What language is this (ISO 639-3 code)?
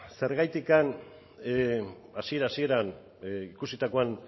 eus